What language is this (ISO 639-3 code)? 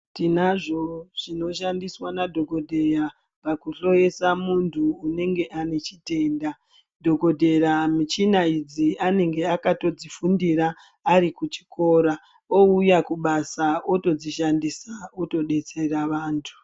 ndc